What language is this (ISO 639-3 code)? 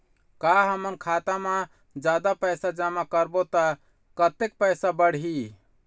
hne